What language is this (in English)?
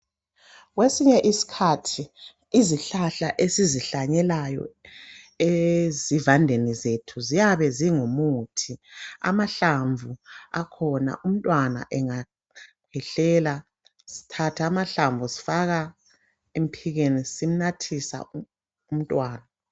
North Ndebele